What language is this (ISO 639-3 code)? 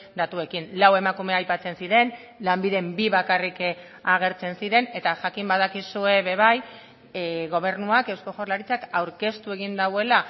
eus